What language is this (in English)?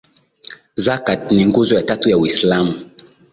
Swahili